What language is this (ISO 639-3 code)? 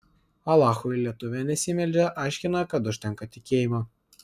lit